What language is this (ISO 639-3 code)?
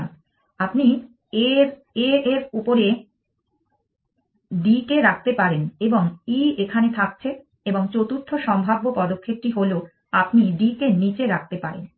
ben